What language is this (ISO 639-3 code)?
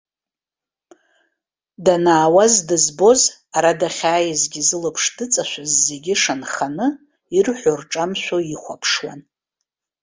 abk